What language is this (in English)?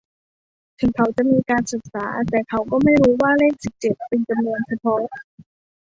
Thai